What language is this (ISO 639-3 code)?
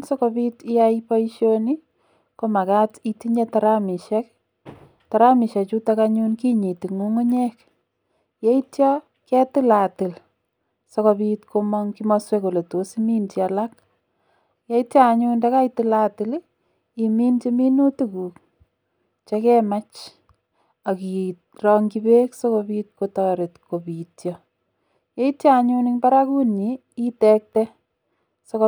kln